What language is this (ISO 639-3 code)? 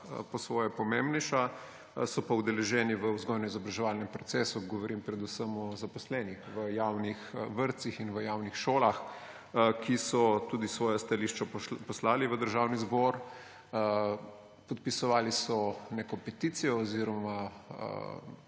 slv